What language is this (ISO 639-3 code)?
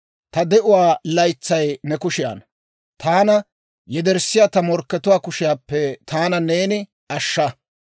dwr